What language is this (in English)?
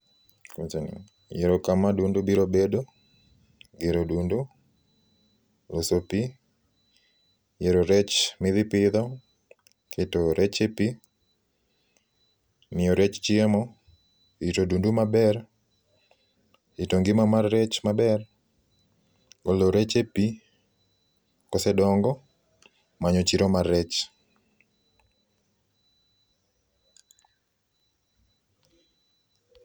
Luo (Kenya and Tanzania)